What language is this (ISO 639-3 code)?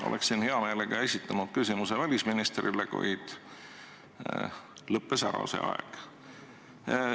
est